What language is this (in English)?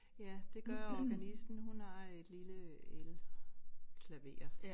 Danish